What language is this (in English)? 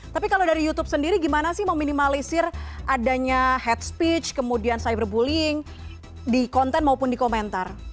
Indonesian